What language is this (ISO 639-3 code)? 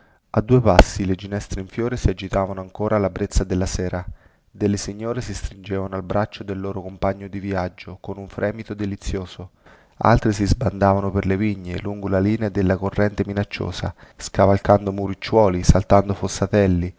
ita